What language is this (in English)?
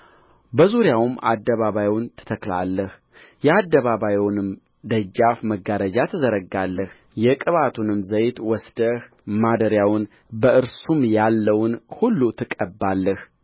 Amharic